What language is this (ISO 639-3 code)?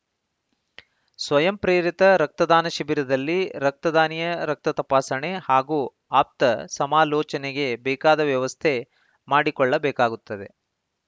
kan